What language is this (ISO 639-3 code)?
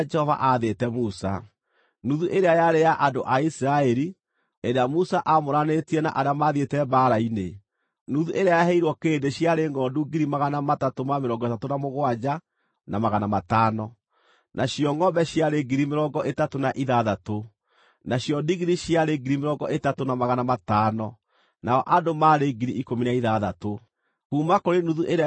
kik